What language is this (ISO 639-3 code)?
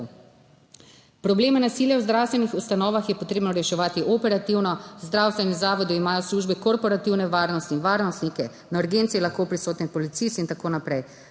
slv